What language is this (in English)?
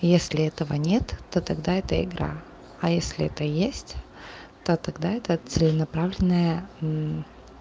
Russian